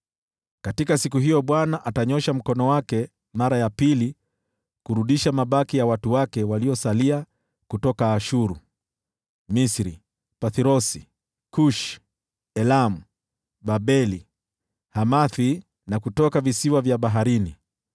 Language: Swahili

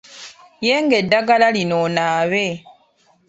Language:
Ganda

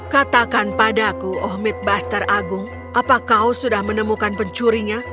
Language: Indonesian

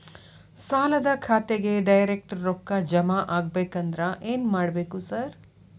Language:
Kannada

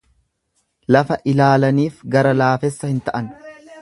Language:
Oromo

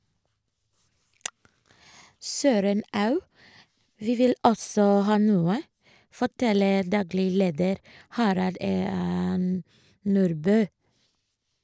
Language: Norwegian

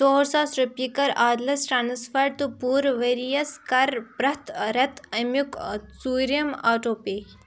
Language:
Kashmiri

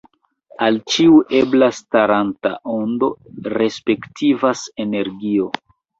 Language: Esperanto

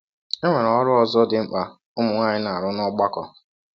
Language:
Igbo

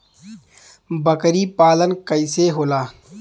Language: Bhojpuri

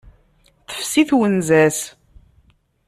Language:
Kabyle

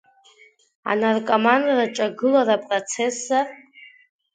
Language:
Abkhazian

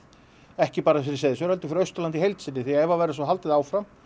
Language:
Icelandic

